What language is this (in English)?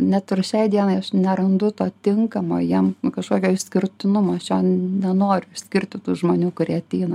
Lithuanian